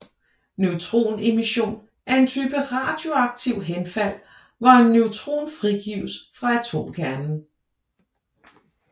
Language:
Danish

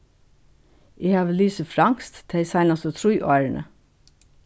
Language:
Faroese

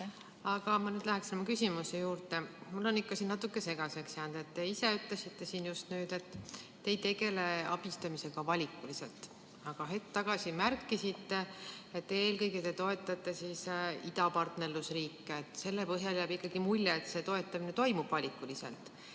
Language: Estonian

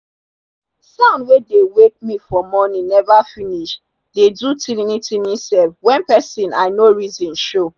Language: Nigerian Pidgin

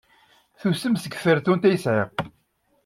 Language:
Kabyle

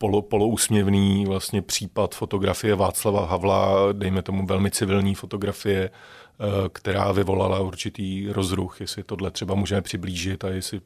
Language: Czech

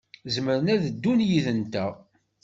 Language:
Kabyle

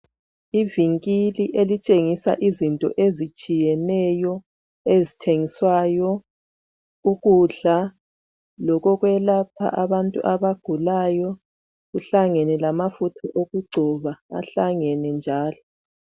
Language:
North Ndebele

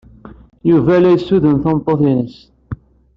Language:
Kabyle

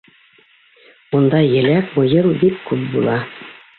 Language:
Bashkir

